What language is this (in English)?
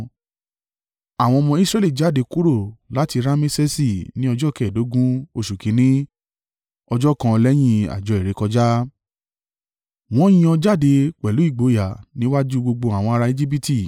Yoruba